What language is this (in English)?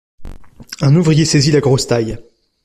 French